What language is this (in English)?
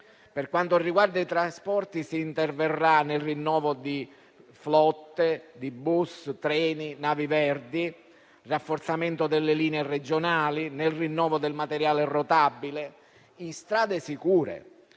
Italian